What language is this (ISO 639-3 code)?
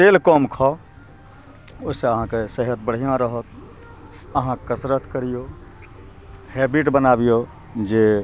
mai